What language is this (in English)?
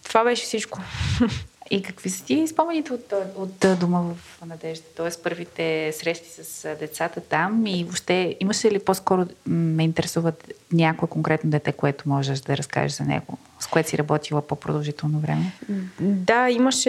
Bulgarian